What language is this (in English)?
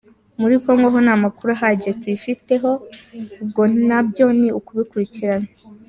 Kinyarwanda